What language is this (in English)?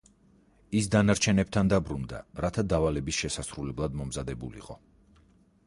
Georgian